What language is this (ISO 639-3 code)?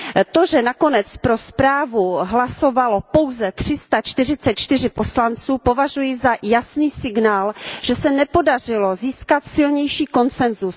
ces